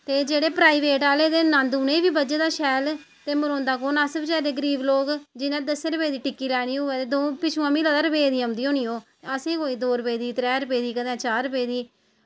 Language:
Dogri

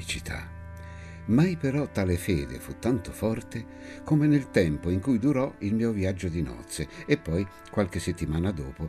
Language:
Italian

